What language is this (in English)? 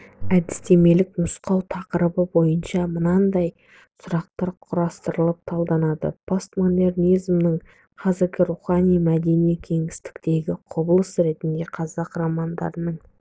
Kazakh